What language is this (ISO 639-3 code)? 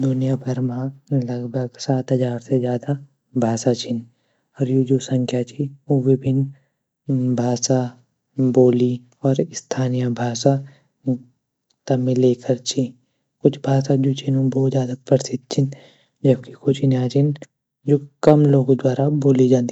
gbm